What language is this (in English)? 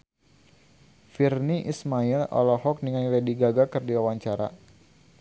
Sundanese